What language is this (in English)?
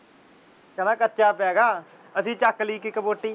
Punjabi